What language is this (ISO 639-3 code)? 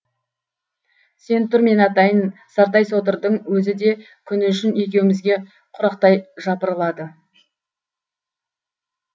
kaz